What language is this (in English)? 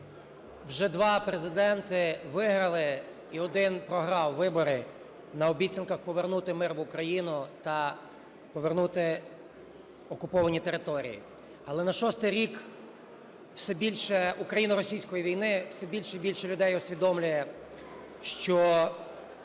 Ukrainian